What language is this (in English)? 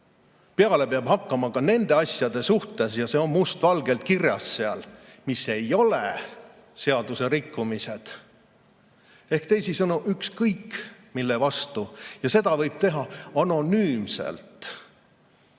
Estonian